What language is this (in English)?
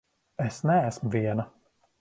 Latvian